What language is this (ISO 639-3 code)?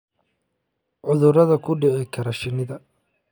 som